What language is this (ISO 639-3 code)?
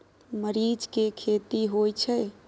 mai